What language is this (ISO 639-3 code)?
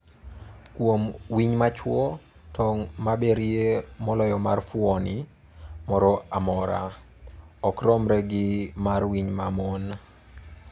luo